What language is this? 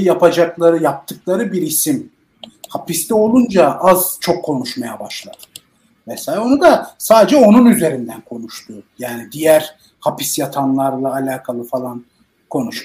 Turkish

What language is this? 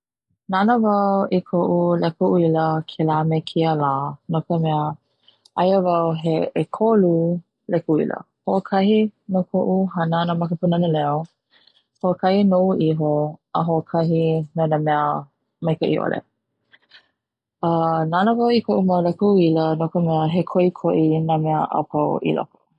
Hawaiian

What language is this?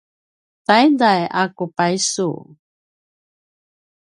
Paiwan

